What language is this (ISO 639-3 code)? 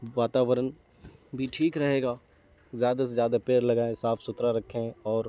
urd